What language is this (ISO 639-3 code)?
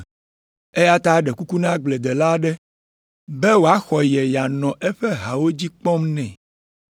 ewe